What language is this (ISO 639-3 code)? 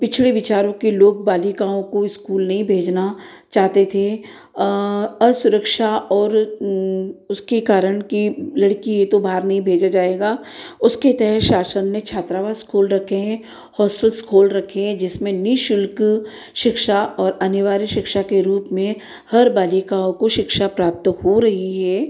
hin